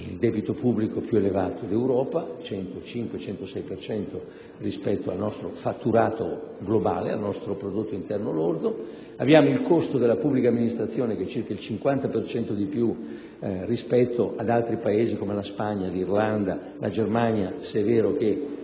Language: Italian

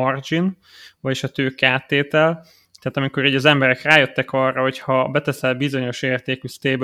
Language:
Hungarian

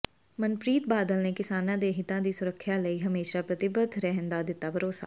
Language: Punjabi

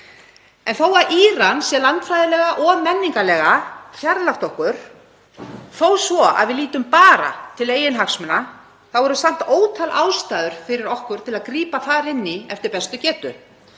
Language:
Icelandic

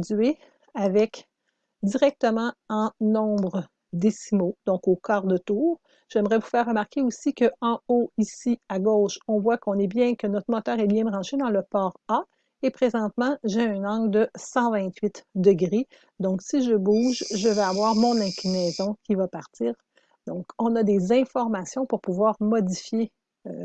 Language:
French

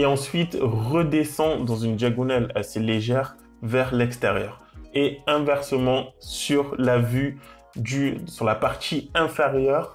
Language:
French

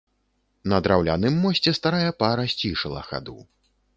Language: Belarusian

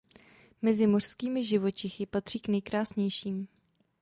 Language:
Czech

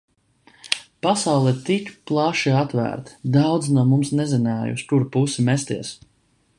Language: Latvian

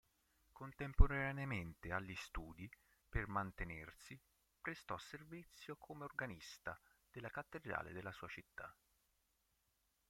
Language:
Italian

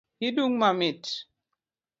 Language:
Luo (Kenya and Tanzania)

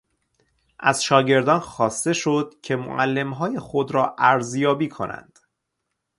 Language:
Persian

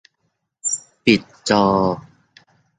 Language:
Thai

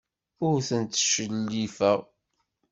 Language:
Kabyle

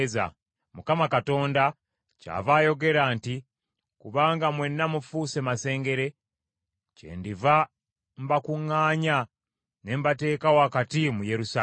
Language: Ganda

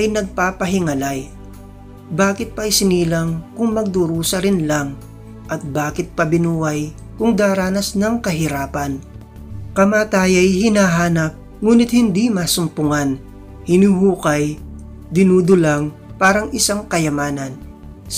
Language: Filipino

